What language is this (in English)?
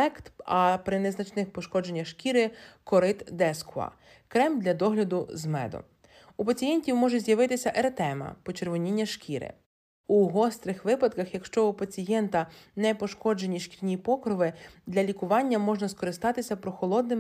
Ukrainian